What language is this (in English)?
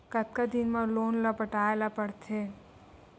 Chhattisgarhi